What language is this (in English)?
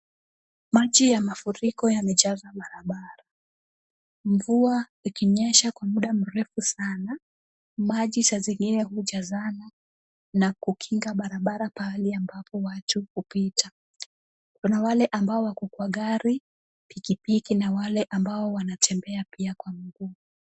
Swahili